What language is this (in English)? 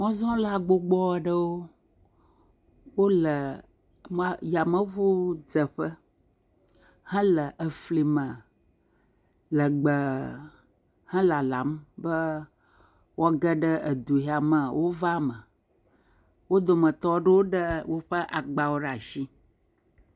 Ewe